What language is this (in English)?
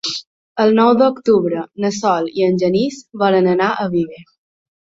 Catalan